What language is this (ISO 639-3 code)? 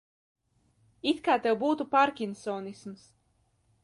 lav